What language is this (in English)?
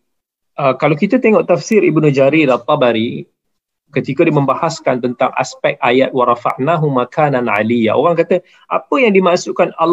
Malay